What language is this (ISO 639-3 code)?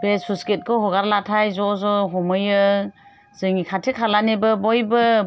brx